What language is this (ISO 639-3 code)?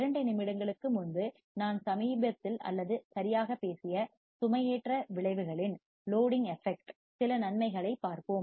tam